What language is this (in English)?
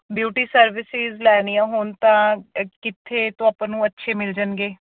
Punjabi